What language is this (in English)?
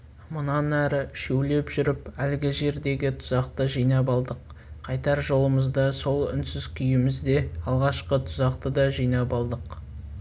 Kazakh